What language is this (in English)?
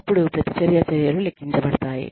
Telugu